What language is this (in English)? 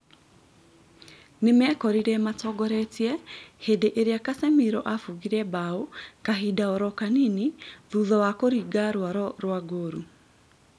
Kikuyu